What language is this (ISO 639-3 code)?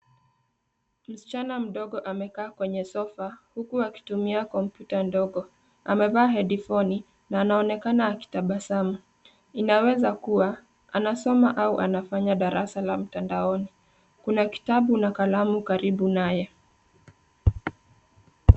swa